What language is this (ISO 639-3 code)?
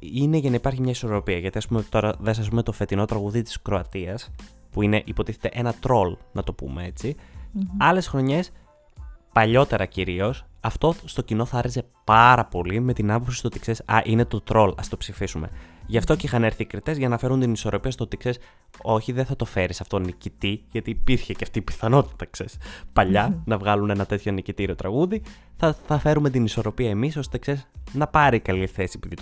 ell